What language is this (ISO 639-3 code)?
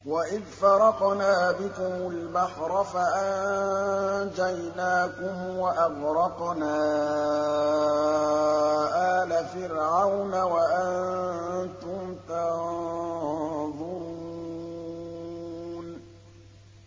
ara